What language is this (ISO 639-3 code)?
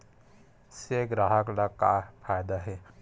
hne